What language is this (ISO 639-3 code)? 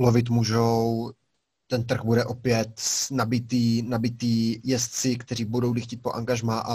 ces